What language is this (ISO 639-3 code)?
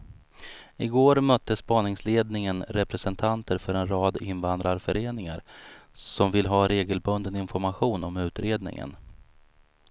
swe